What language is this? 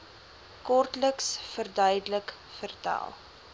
Afrikaans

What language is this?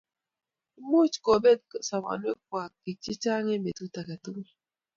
Kalenjin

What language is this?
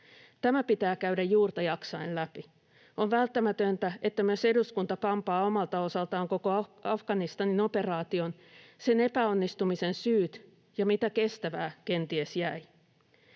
Finnish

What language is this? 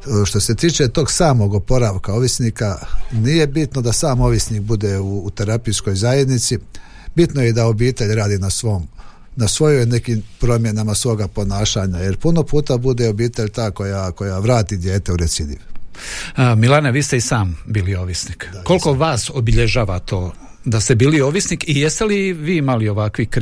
Croatian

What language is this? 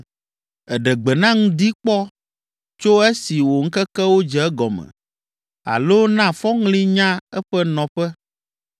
Ewe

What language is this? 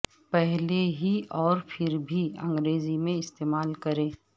Urdu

